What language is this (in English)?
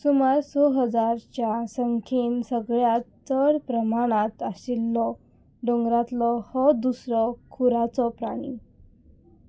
Konkani